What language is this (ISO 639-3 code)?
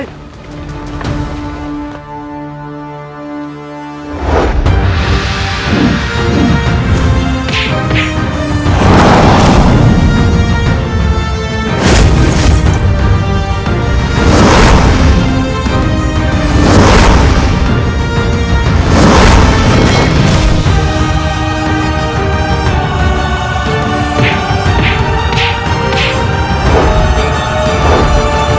ind